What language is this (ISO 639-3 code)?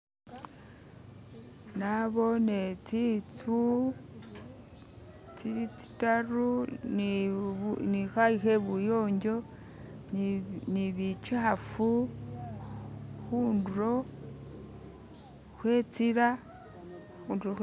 myx